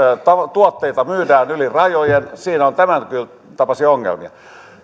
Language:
Finnish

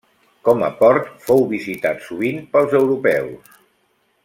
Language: Catalan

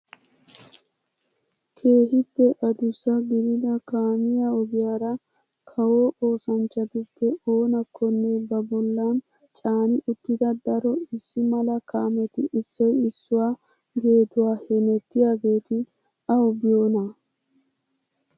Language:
Wolaytta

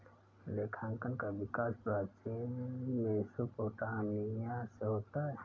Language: Hindi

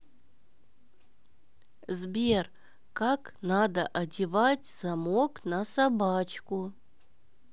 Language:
Russian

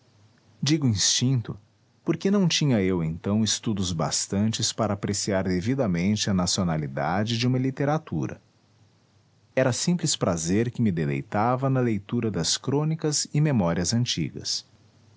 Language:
Portuguese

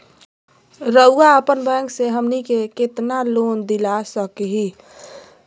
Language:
Magahi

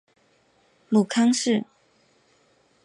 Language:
Chinese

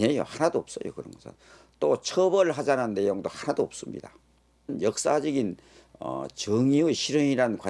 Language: Korean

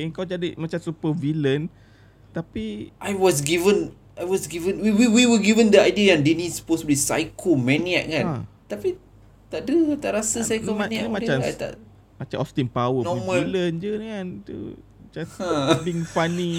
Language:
Malay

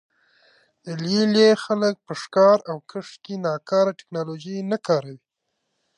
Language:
Pashto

